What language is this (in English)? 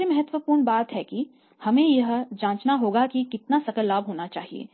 Hindi